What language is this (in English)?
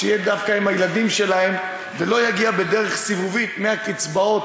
Hebrew